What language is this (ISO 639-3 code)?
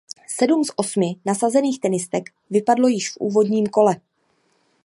ces